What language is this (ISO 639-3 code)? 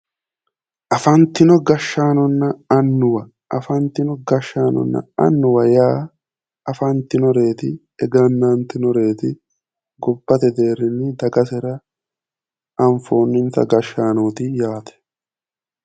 sid